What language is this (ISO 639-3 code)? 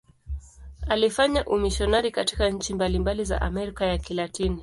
swa